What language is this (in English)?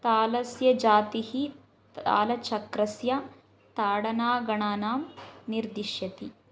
Sanskrit